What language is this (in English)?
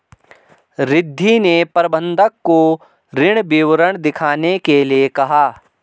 Hindi